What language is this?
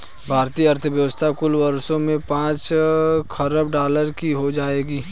Hindi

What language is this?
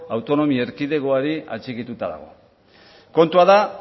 Basque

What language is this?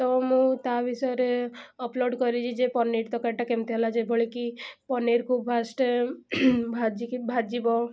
Odia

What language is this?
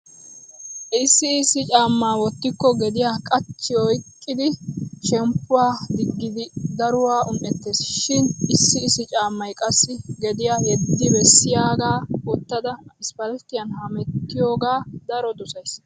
Wolaytta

